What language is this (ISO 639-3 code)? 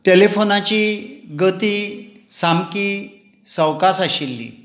kok